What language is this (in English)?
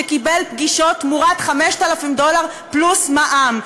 Hebrew